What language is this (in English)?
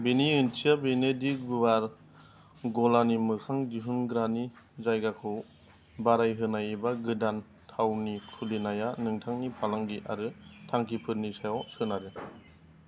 Bodo